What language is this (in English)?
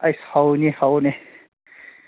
Manipuri